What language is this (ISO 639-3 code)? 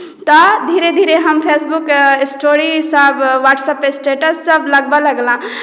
mai